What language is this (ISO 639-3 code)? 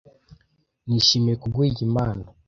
kin